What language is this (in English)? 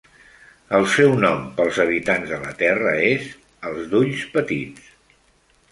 Catalan